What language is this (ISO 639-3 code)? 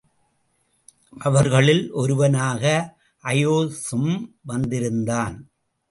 tam